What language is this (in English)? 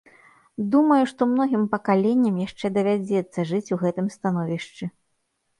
Belarusian